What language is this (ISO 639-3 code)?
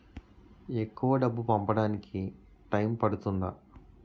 tel